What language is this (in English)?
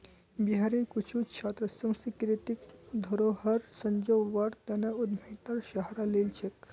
Magahi